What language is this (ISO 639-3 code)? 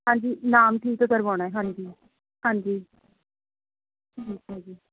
pan